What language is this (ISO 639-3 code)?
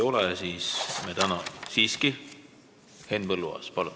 est